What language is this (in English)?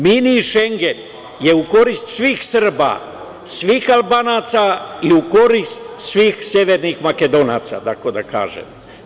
Serbian